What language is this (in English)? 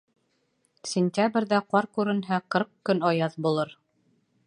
Bashkir